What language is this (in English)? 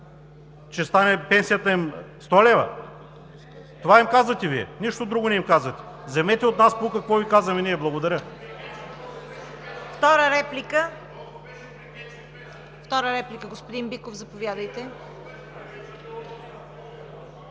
Bulgarian